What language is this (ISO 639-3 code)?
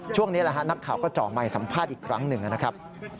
tha